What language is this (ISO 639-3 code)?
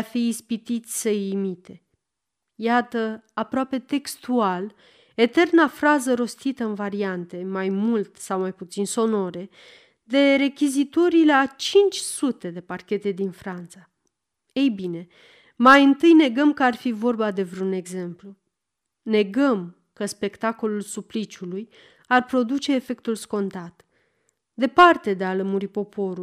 ron